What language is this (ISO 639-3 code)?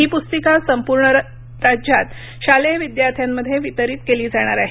mar